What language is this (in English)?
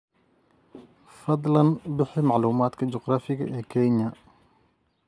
Somali